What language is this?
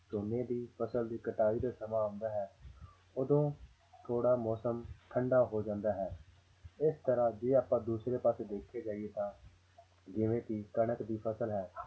Punjabi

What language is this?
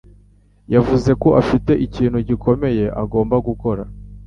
Kinyarwanda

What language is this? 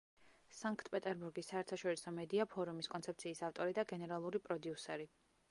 Georgian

